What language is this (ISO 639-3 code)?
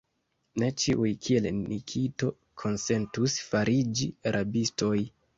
epo